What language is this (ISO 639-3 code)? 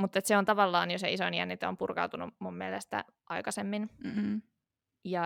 fin